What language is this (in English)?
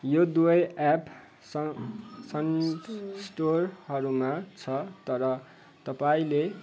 Nepali